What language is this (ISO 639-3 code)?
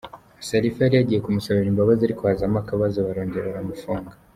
kin